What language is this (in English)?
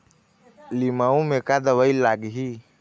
Chhattisgarhi